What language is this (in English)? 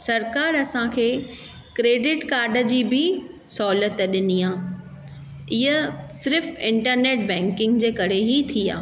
Sindhi